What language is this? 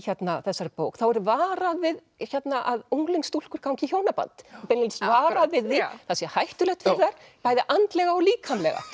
Icelandic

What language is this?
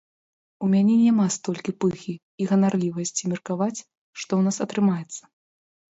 Belarusian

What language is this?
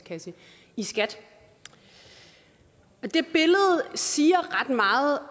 Danish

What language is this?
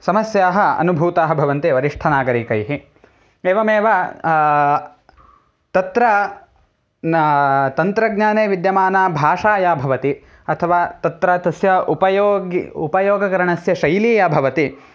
Sanskrit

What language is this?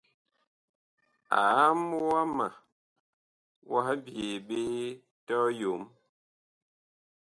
Bakoko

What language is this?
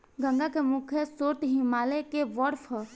Bhojpuri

